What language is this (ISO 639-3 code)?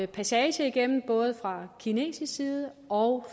dan